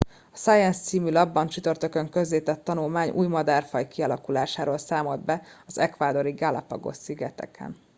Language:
Hungarian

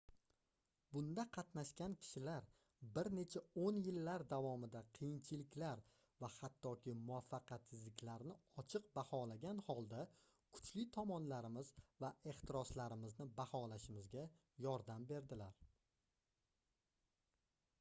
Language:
Uzbek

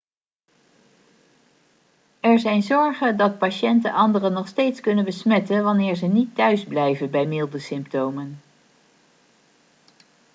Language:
Dutch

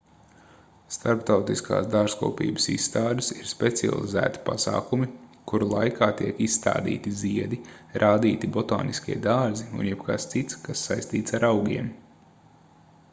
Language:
Latvian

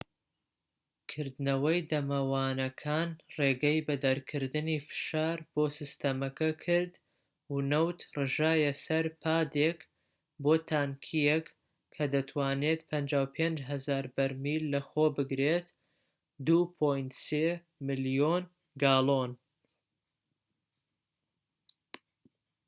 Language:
Central Kurdish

